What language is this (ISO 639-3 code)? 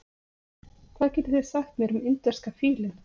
isl